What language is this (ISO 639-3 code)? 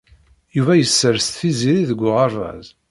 kab